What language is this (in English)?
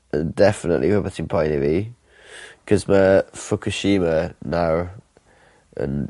Welsh